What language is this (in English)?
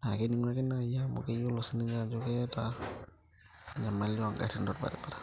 Masai